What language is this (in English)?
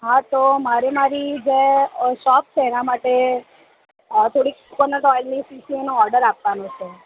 Gujarati